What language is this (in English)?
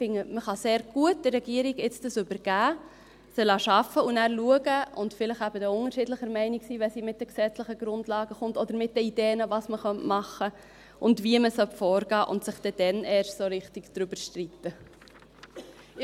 Swiss German